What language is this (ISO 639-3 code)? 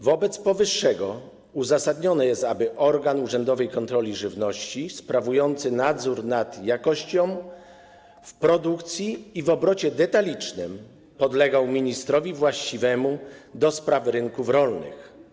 pol